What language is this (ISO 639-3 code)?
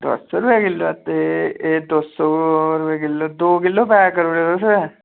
doi